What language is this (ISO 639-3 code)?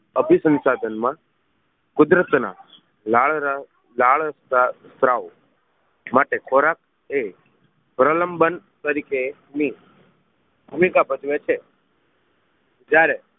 guj